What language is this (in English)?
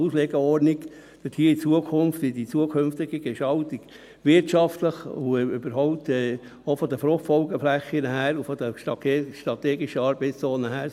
Swiss German